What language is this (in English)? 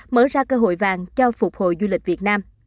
Vietnamese